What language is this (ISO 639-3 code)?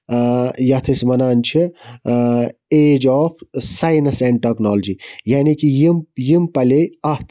kas